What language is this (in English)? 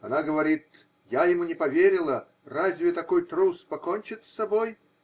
Russian